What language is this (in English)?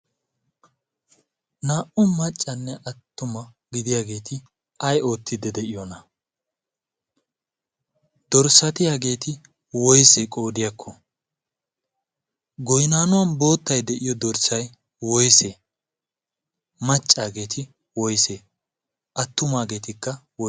Wolaytta